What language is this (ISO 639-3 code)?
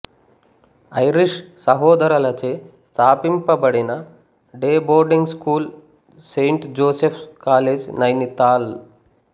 tel